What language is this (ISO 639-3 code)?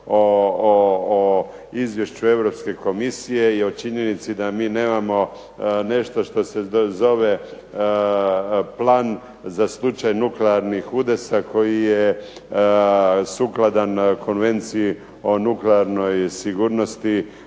hrv